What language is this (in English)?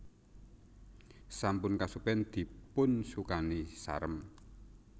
Javanese